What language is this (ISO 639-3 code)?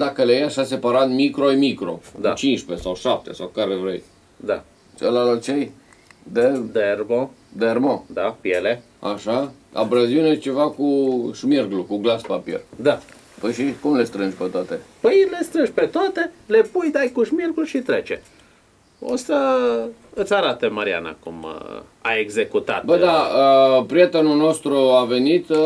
ron